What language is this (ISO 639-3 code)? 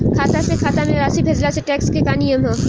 bho